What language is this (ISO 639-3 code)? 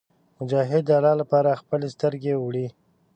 pus